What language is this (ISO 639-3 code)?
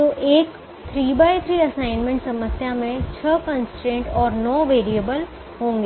hin